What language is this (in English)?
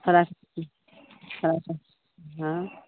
Maithili